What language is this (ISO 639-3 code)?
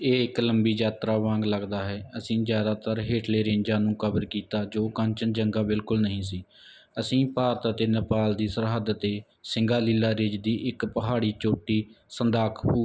pan